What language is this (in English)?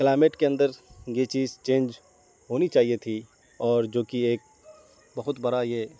Urdu